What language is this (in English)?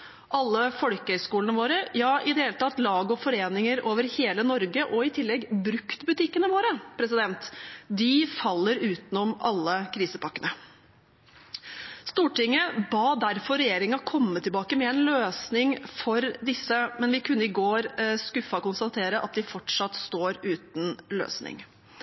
Norwegian Bokmål